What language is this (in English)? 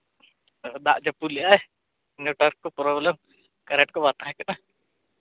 Santali